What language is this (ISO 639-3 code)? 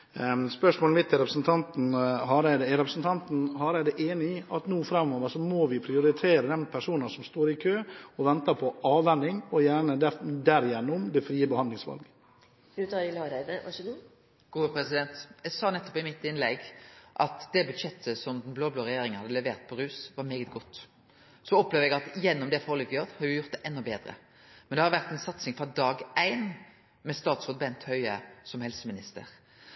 nor